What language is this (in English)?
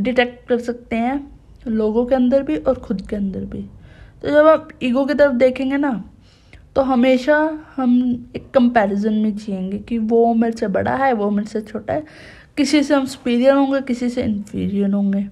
Hindi